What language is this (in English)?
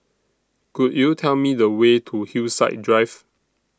English